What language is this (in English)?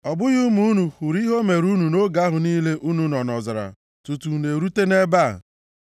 Igbo